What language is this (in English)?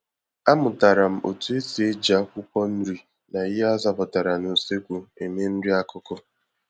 Igbo